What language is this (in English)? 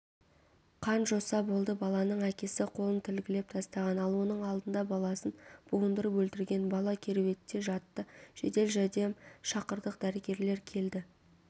Kazakh